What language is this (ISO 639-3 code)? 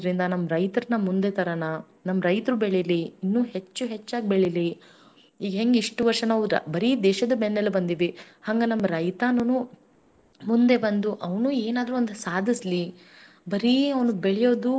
kan